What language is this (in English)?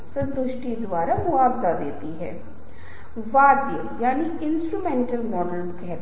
Hindi